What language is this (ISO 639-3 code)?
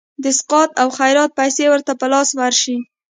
pus